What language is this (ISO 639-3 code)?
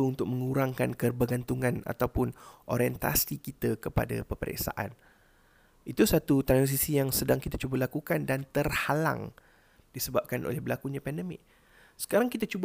msa